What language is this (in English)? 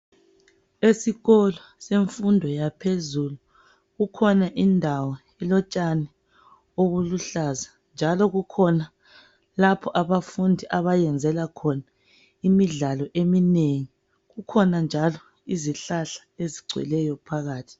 North Ndebele